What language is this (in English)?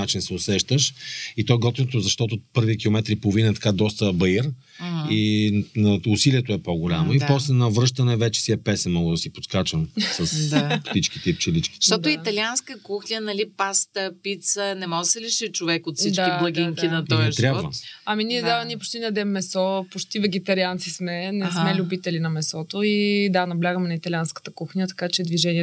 Bulgarian